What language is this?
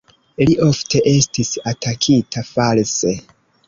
Esperanto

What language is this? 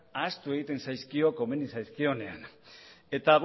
Basque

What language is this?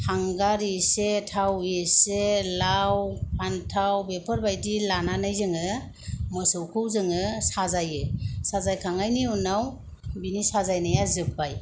Bodo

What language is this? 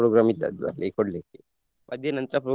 Kannada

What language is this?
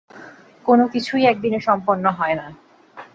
Bangla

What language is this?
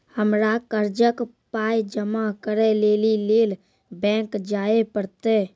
Maithili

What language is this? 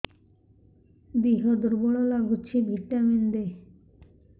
Odia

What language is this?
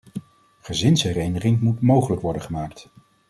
Dutch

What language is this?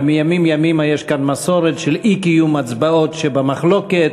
Hebrew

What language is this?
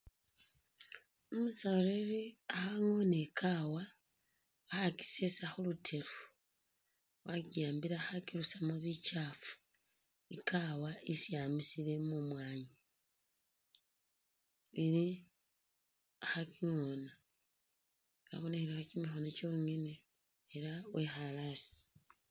Masaaba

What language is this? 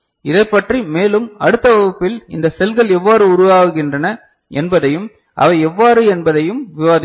Tamil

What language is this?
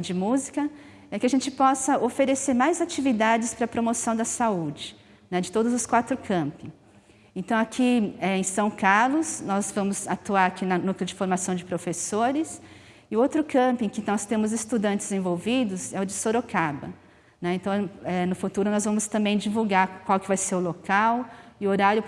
Portuguese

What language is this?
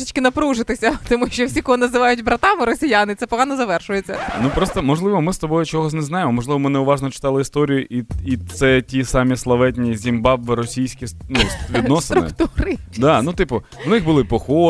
Ukrainian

